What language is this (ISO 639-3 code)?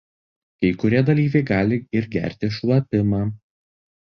lit